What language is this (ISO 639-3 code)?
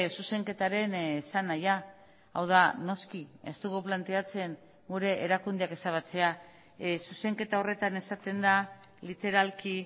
eus